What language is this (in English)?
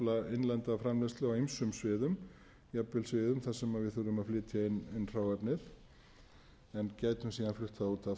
Icelandic